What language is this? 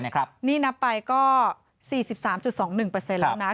Thai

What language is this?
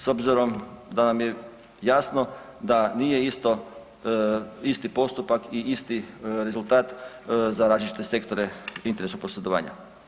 Croatian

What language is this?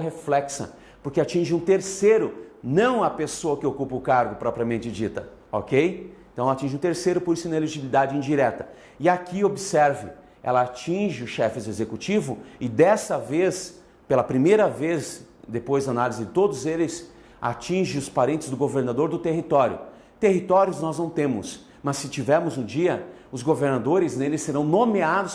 Portuguese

